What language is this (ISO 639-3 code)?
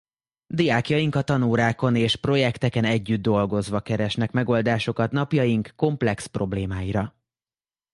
hun